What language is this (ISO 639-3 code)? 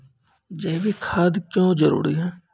mai